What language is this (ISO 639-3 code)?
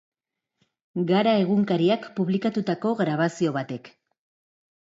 eus